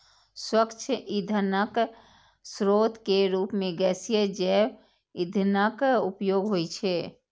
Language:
Maithili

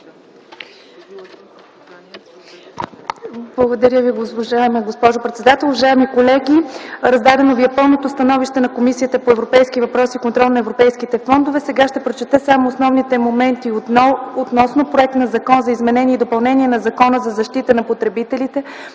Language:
Bulgarian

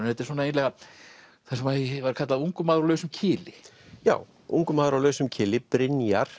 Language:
Icelandic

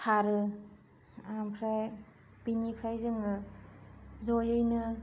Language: Bodo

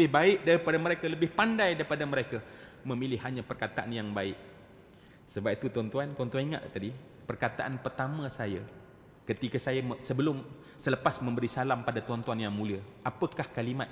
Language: Malay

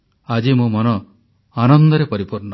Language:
Odia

